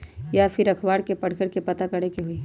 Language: Magahi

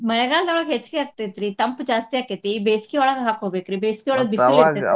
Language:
Kannada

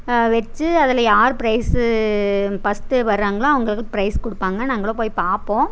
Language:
Tamil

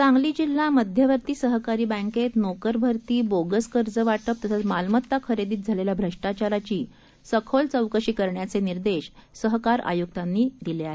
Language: Marathi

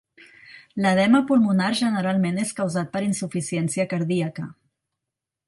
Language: Catalan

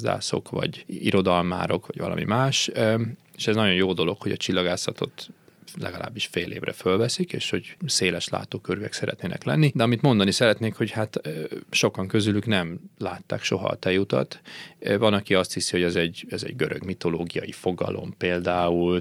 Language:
Hungarian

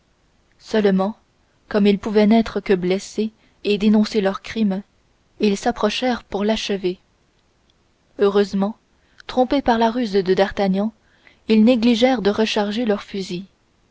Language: French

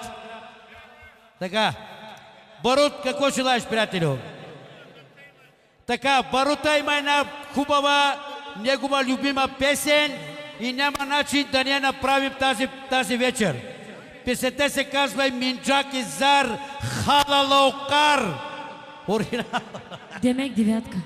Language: Romanian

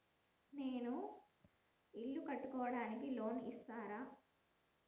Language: Telugu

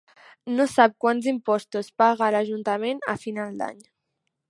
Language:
Catalan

